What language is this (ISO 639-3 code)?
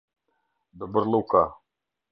sqi